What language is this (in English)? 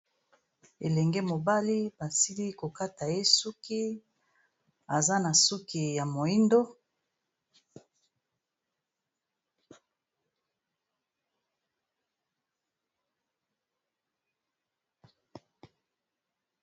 Lingala